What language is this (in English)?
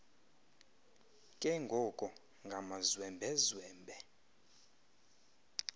Xhosa